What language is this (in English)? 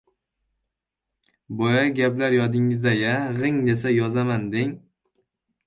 Uzbek